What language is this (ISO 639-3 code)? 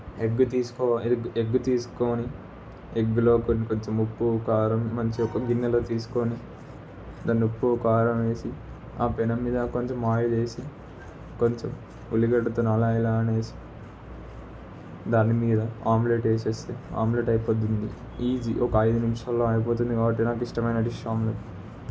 tel